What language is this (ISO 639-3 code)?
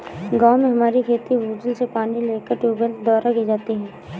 hin